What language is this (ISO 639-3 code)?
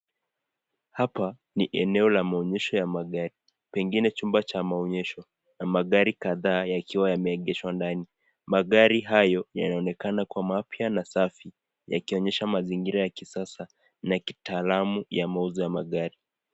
swa